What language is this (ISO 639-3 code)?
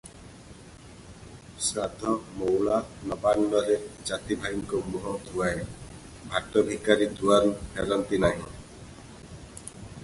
ori